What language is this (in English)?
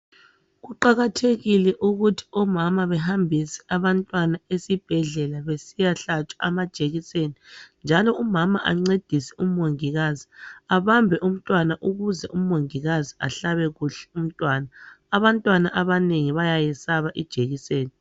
North Ndebele